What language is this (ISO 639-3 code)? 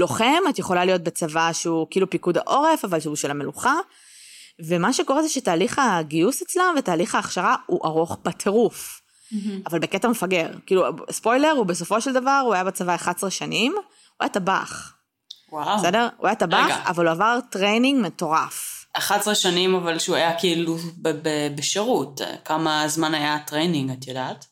heb